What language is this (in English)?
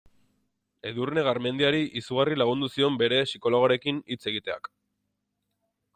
Basque